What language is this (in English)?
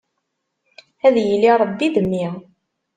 Kabyle